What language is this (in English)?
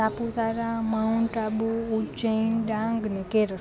Gujarati